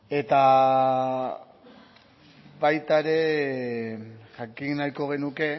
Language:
Basque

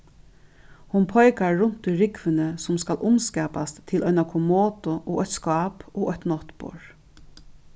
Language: Faroese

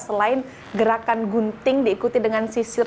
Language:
Indonesian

